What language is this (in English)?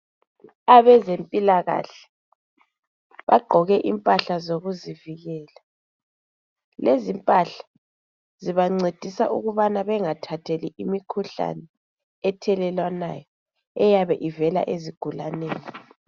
North Ndebele